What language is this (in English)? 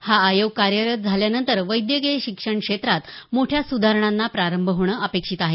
Marathi